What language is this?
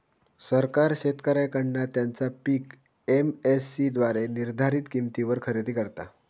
Marathi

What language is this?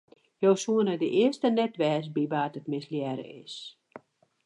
Western Frisian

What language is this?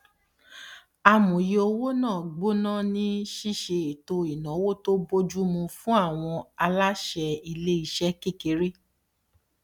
Yoruba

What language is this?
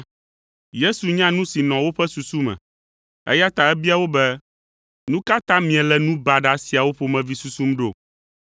Ewe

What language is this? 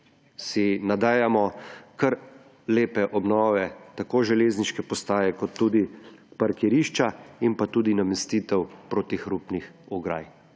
Slovenian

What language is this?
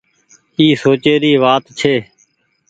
Goaria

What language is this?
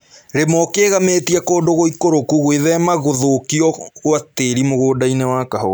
Kikuyu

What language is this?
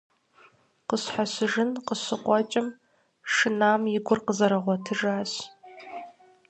Kabardian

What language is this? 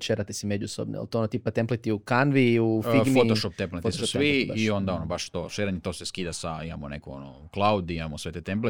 Croatian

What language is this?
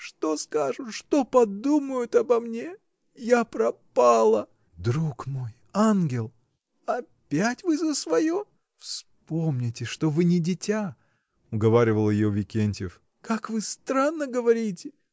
Russian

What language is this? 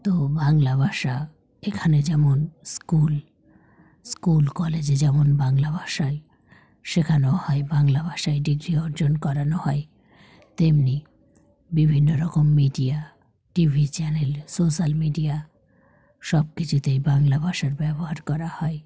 Bangla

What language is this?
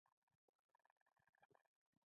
Pashto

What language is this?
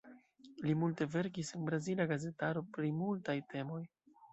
Esperanto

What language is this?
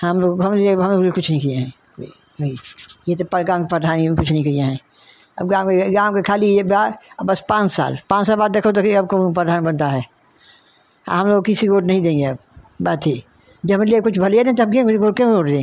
Hindi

